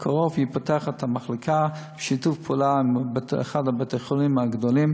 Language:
Hebrew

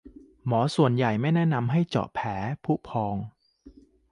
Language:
Thai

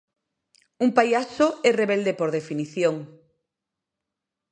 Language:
Galician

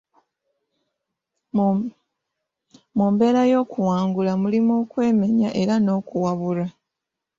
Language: Ganda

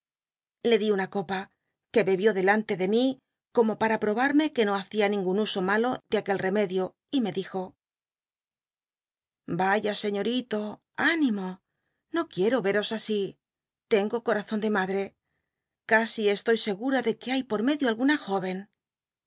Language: Spanish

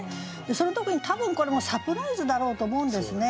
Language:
Japanese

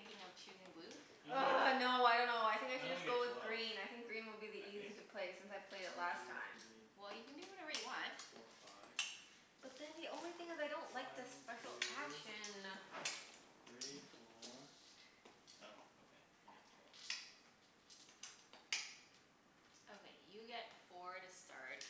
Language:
English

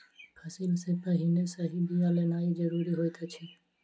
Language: Maithili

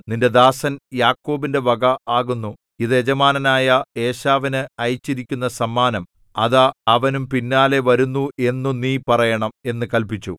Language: Malayalam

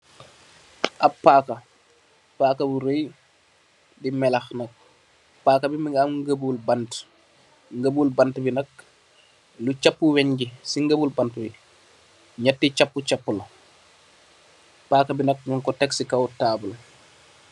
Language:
Wolof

